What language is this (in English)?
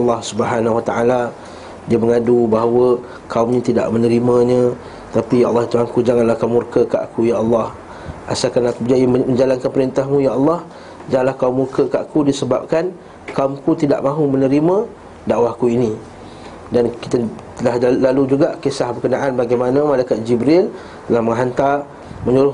Malay